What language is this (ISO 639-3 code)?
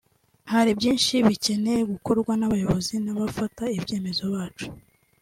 kin